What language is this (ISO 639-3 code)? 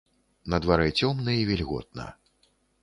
bel